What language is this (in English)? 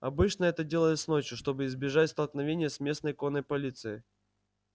Russian